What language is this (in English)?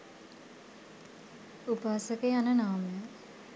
Sinhala